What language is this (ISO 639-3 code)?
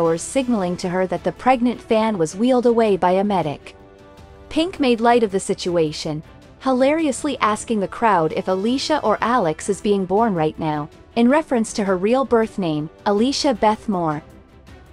eng